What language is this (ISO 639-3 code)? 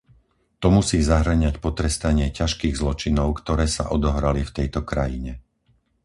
slk